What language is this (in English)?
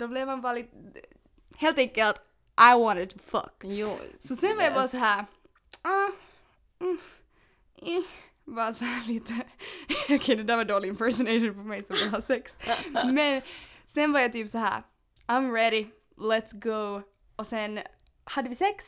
Swedish